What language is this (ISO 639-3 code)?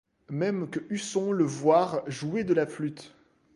fra